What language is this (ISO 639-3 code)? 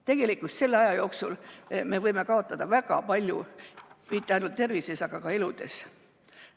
est